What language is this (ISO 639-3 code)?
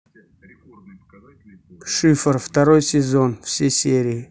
rus